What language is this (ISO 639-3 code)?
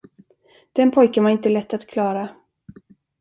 swe